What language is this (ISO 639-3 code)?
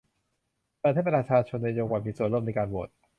tha